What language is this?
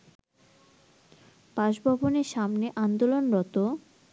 Bangla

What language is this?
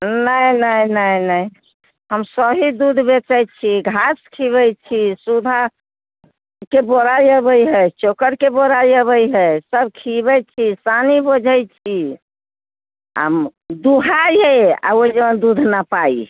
Maithili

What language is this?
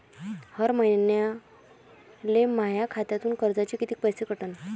Marathi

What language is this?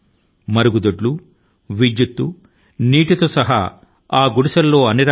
Telugu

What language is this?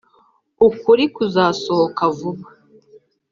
Kinyarwanda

